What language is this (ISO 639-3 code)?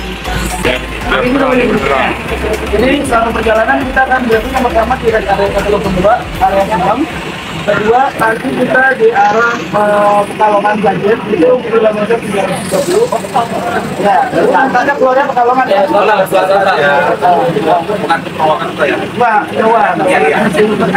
ind